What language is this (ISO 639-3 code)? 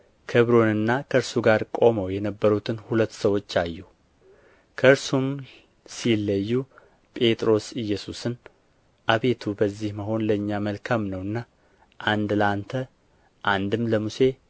amh